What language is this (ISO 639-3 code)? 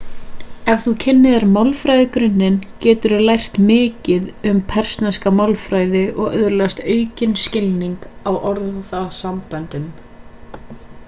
isl